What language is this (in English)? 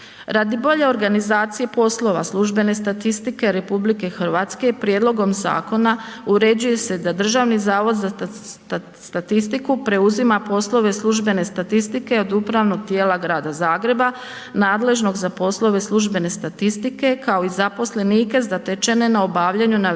Croatian